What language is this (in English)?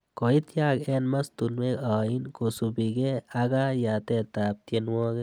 Kalenjin